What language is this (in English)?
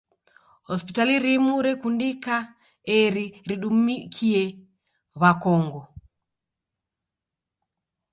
Taita